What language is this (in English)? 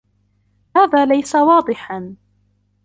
Arabic